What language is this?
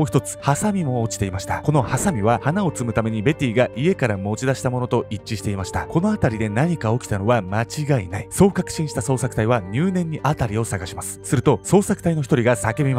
Japanese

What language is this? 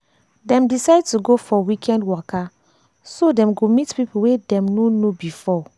Nigerian Pidgin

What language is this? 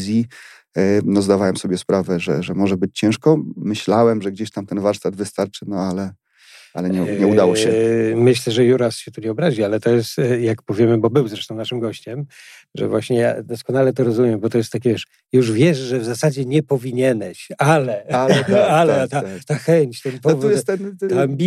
Polish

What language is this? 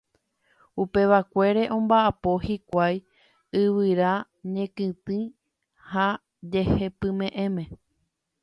Guarani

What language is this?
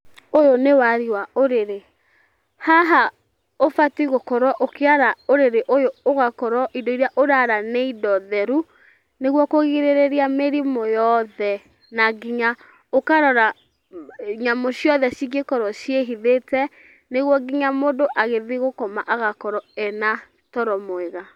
Kikuyu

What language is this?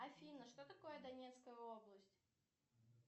Russian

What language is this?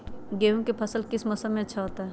Magahi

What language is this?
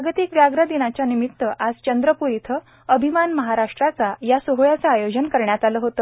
Marathi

